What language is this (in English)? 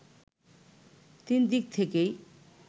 Bangla